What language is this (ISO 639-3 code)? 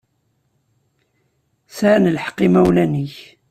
kab